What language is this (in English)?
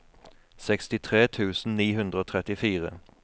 Norwegian